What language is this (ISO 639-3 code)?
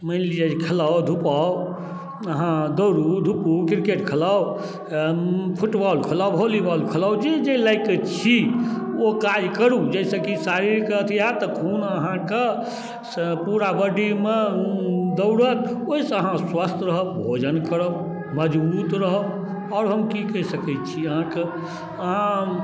mai